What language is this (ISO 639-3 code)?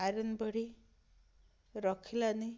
ori